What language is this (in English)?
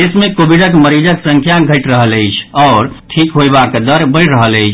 Maithili